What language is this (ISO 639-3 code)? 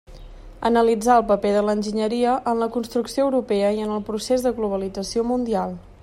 cat